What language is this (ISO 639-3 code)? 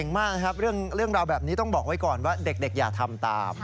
tha